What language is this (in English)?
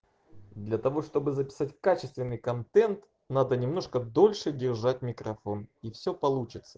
Russian